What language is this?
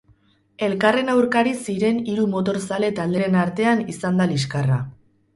Basque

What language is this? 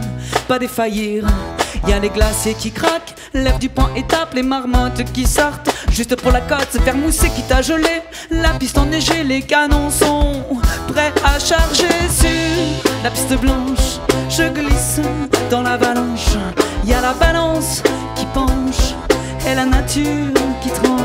French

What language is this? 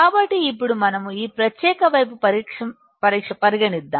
Telugu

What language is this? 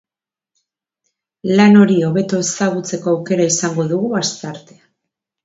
Basque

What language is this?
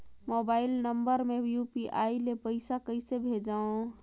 Chhattisgarhi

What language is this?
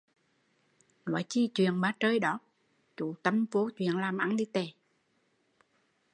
Vietnamese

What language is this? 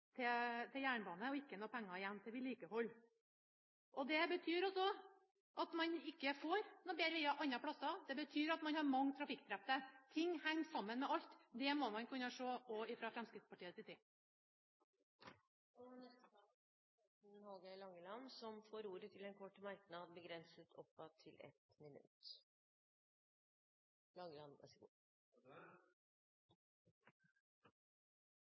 Norwegian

